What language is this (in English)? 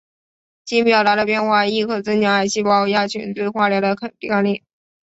Chinese